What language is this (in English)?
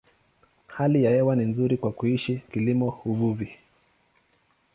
Swahili